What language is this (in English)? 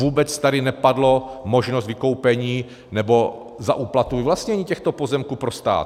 Czech